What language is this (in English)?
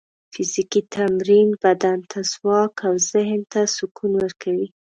Pashto